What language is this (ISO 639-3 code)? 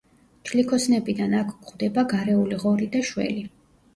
kat